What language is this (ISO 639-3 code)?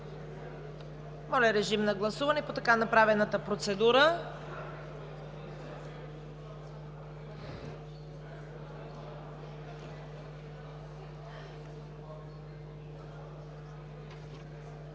bul